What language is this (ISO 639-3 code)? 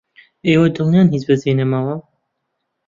ckb